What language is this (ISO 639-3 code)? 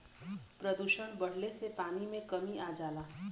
bho